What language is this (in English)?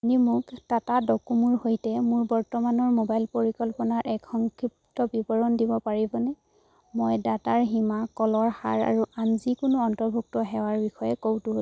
Assamese